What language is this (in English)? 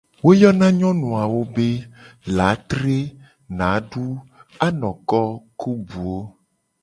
Gen